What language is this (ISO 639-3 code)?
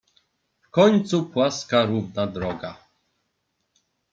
pol